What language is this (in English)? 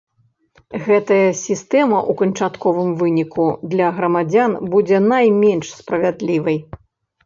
Belarusian